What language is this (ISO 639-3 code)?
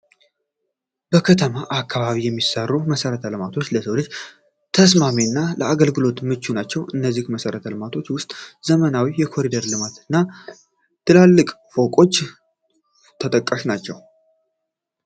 amh